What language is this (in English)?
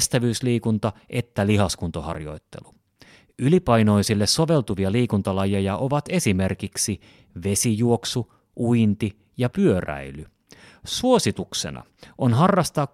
Finnish